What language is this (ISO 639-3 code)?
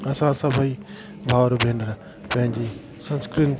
snd